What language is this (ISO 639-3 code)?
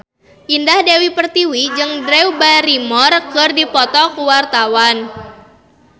sun